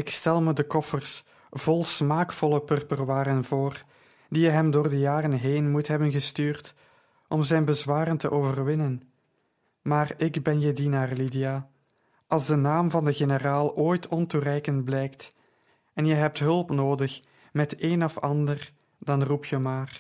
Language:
Dutch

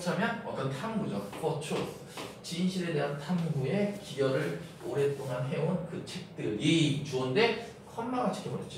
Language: Korean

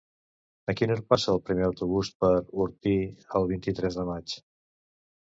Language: Catalan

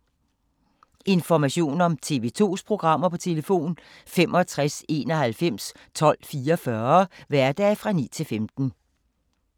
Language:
Danish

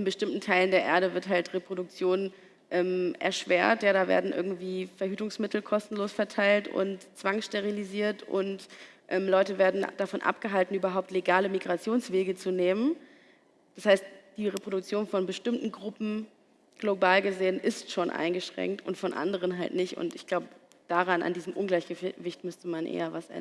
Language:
German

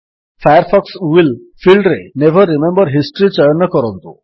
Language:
Odia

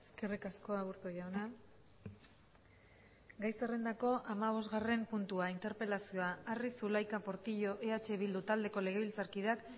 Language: Basque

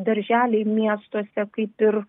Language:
Lithuanian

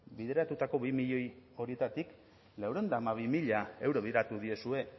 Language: Basque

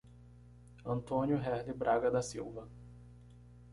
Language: Portuguese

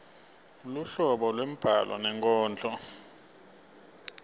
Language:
Swati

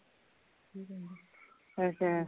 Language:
Punjabi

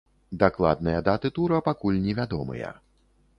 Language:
Belarusian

